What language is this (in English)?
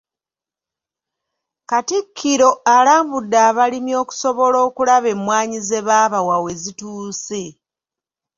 Ganda